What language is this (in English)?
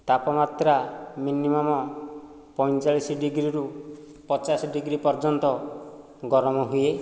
Odia